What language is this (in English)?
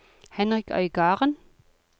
Norwegian